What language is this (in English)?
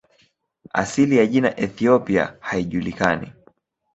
Swahili